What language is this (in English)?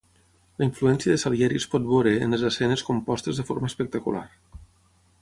Catalan